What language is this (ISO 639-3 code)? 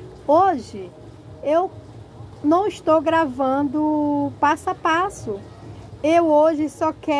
por